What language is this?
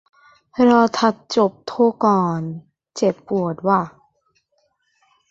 Thai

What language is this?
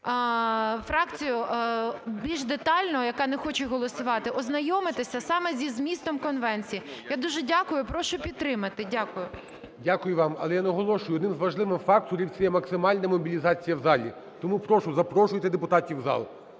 Ukrainian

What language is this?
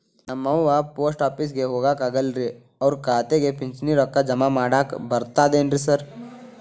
Kannada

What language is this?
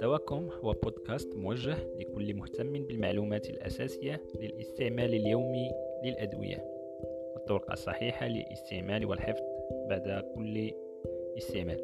Arabic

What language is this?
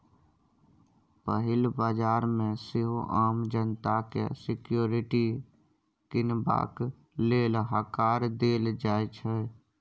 Maithili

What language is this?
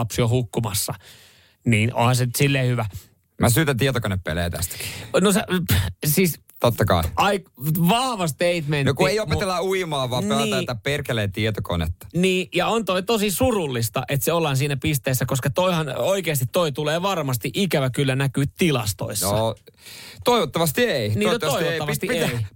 Finnish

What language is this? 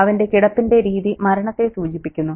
Malayalam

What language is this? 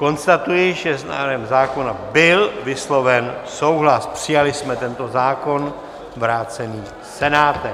Czech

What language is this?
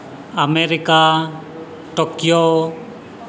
Santali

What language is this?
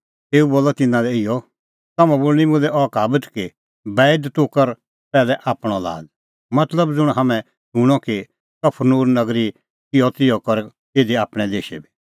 Kullu Pahari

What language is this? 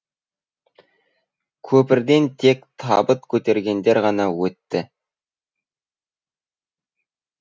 Kazakh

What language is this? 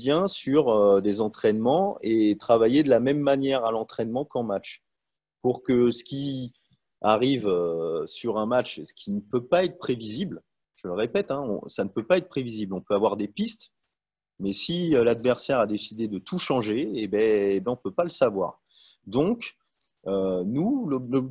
French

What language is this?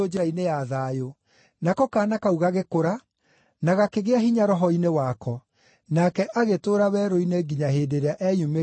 Kikuyu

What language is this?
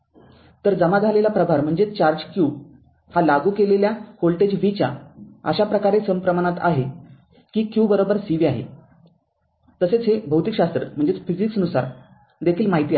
Marathi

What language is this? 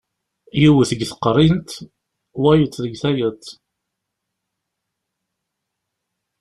Kabyle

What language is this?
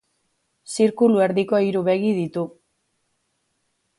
Basque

